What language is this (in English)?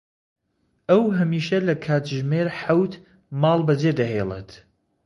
Central Kurdish